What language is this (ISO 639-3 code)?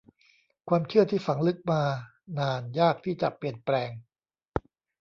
tha